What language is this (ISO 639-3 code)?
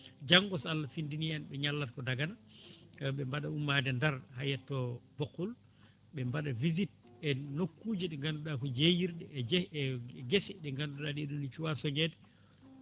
ful